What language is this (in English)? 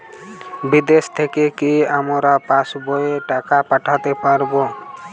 Bangla